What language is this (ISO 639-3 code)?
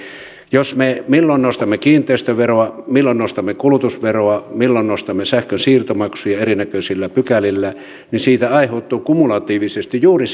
fin